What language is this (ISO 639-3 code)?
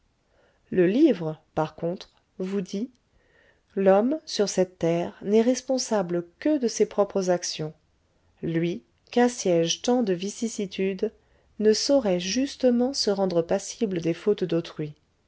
fra